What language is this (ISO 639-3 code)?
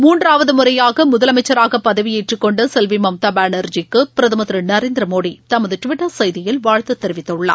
tam